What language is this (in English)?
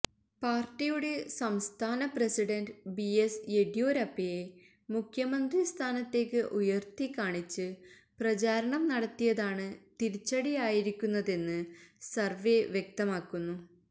Malayalam